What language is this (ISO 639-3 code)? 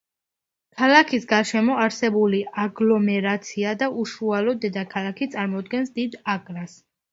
kat